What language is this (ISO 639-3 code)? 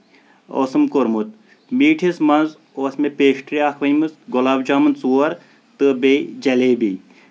kas